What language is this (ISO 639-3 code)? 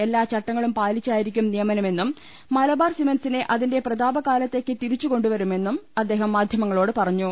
mal